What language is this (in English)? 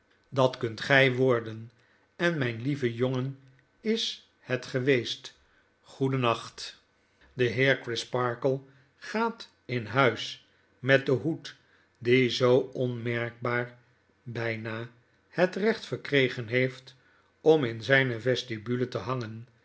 Dutch